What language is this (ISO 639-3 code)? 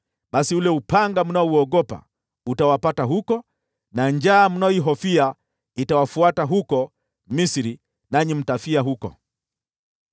swa